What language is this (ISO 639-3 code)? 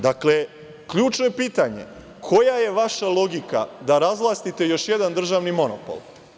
srp